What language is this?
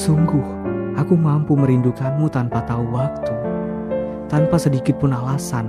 Indonesian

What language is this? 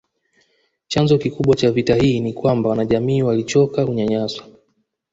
Swahili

